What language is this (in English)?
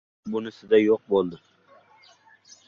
Uzbek